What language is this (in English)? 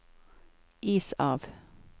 Norwegian